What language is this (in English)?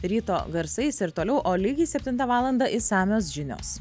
Lithuanian